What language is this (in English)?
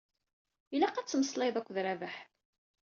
Kabyle